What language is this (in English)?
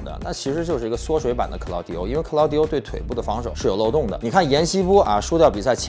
Chinese